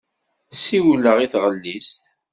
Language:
Kabyle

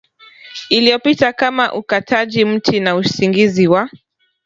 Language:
Swahili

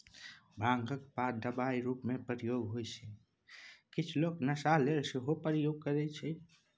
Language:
Maithili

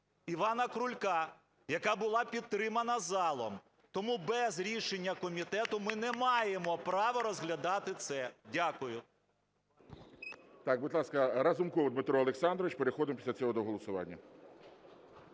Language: Ukrainian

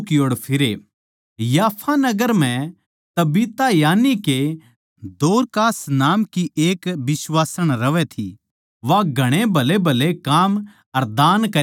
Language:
Haryanvi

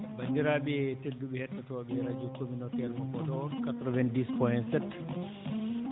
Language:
Fula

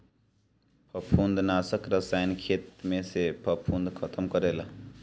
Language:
Bhojpuri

